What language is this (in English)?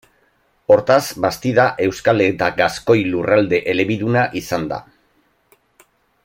Basque